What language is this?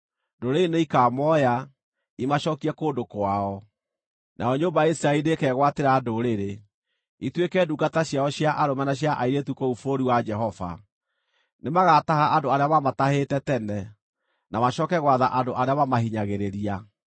Kikuyu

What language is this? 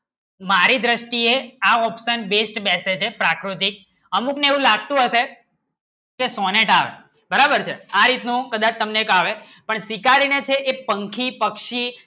Gujarati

